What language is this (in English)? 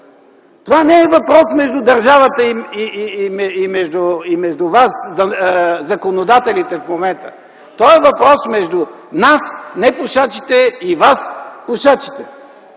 Bulgarian